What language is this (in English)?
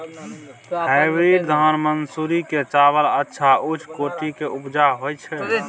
Maithili